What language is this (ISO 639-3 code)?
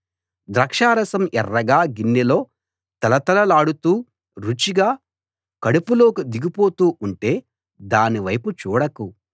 tel